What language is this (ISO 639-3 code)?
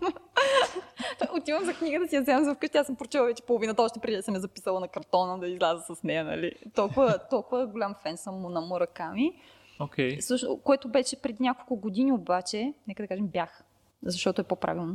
bul